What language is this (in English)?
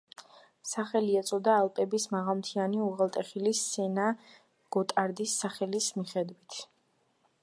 Georgian